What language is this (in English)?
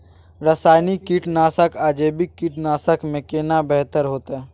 Maithili